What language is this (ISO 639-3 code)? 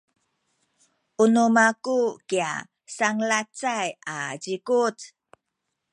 szy